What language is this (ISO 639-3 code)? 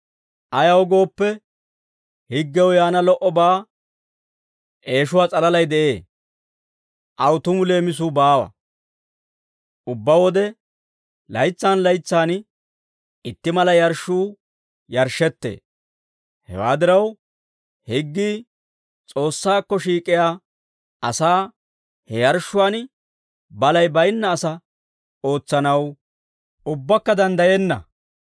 dwr